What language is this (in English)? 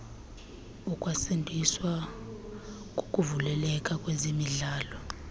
Xhosa